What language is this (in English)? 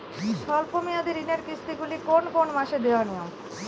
Bangla